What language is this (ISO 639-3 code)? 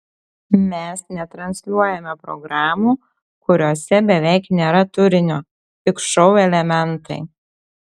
lit